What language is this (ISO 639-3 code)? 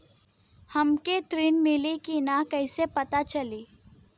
bho